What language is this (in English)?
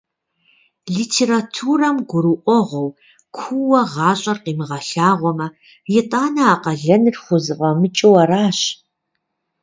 Kabardian